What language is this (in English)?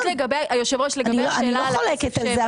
Hebrew